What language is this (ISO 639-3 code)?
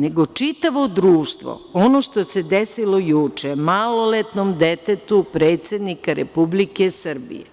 srp